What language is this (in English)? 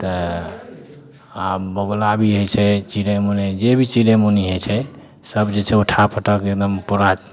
Maithili